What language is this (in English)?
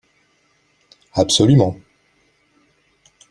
French